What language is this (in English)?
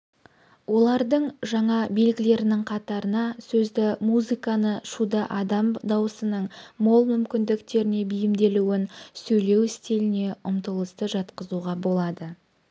Kazakh